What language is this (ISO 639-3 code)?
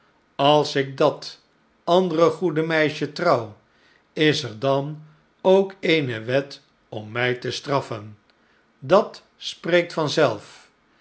nld